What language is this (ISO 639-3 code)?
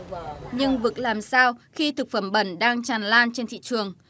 vie